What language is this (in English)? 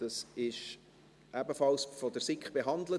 Swiss German